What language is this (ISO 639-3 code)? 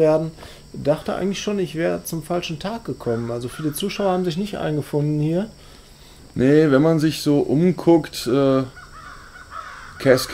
deu